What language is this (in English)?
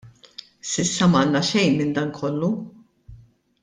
Maltese